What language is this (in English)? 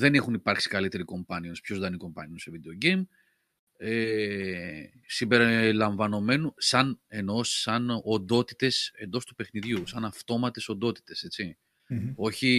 Greek